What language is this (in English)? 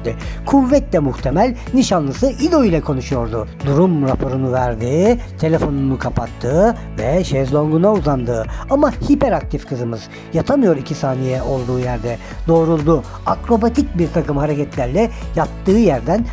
Turkish